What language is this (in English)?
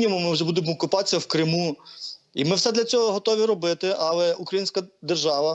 Ukrainian